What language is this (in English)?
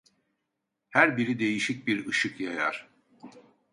Turkish